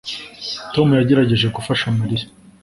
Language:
Kinyarwanda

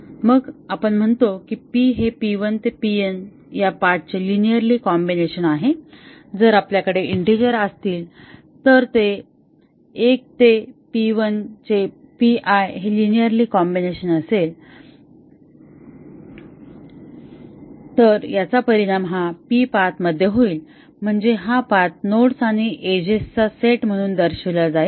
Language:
Marathi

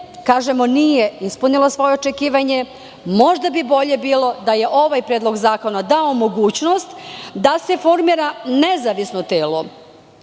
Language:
Serbian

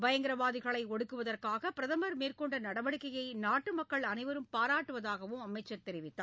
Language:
Tamil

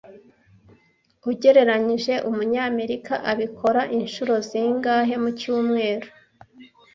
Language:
Kinyarwanda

